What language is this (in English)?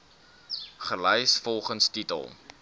Afrikaans